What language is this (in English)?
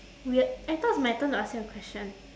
English